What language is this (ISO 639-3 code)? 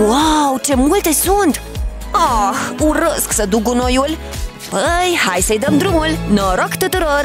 ron